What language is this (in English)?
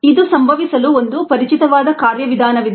Kannada